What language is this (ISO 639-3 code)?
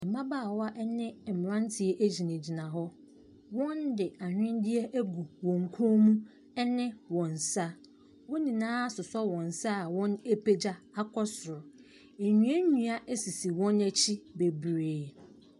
aka